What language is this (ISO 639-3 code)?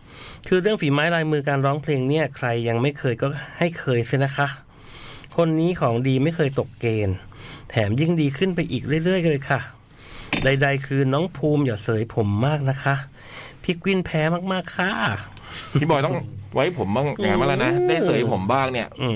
tha